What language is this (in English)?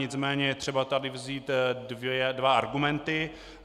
Czech